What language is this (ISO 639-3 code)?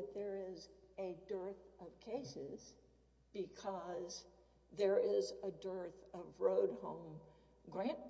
eng